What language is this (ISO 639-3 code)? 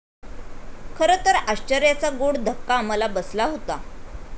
mar